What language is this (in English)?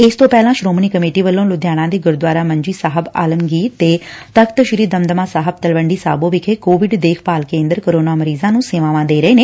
Punjabi